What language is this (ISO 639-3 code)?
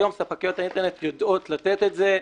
heb